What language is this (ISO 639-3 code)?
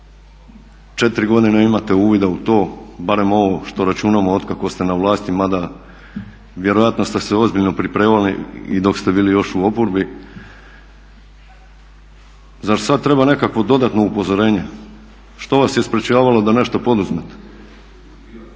hrv